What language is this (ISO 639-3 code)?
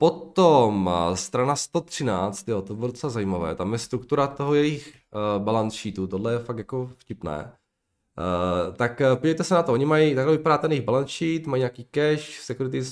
ces